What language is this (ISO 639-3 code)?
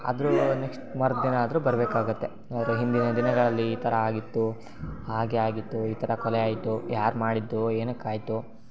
kan